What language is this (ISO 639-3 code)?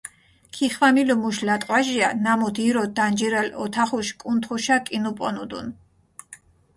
xmf